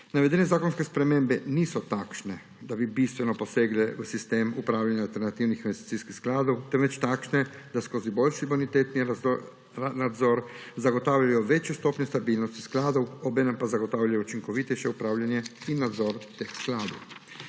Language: Slovenian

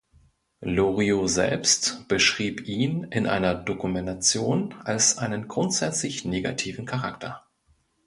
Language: German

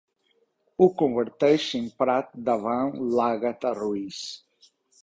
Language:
Catalan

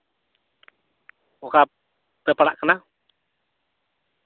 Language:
Santali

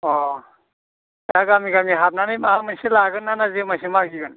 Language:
Bodo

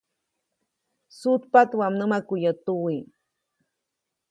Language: Copainalá Zoque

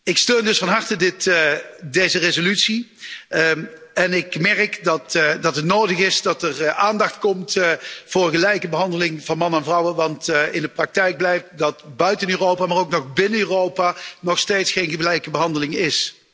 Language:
Dutch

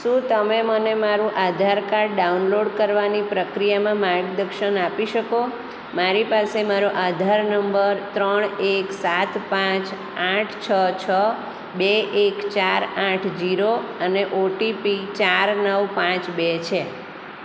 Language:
Gujarati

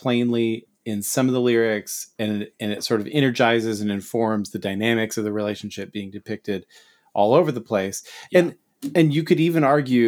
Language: English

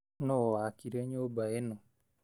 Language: Kikuyu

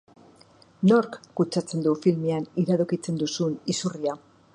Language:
Basque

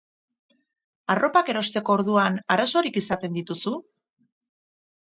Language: Basque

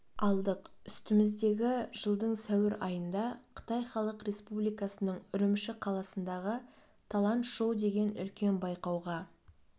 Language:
Kazakh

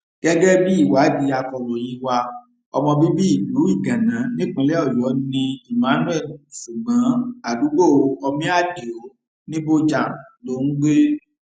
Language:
Yoruba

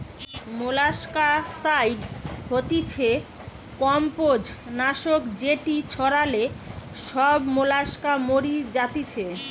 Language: Bangla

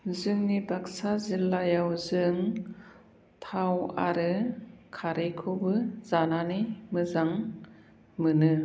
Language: Bodo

